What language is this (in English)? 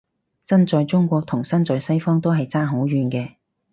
Cantonese